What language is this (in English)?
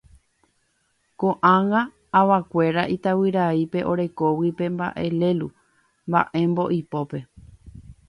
Guarani